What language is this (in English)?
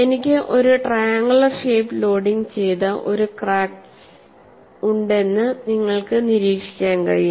Malayalam